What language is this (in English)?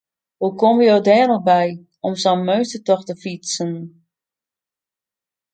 Western Frisian